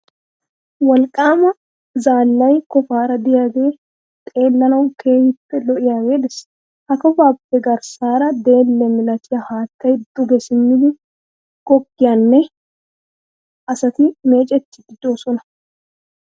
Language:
Wolaytta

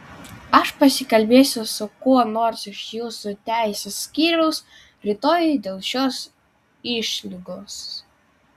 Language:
Lithuanian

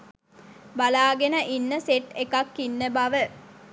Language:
Sinhala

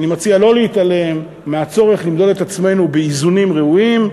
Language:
Hebrew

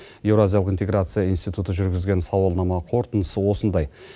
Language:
Kazakh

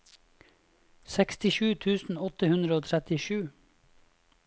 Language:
Norwegian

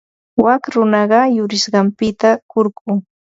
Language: Ambo-Pasco Quechua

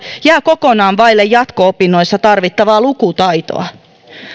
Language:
Finnish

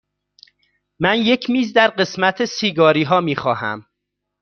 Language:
Persian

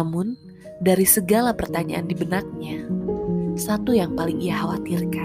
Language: Indonesian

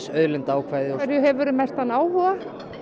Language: Icelandic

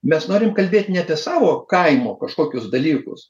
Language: Lithuanian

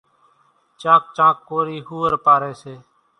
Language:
Kachi Koli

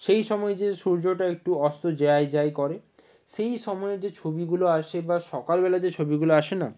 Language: Bangla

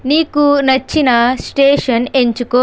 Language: Telugu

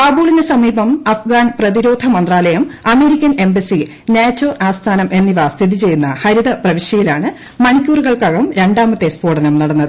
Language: Malayalam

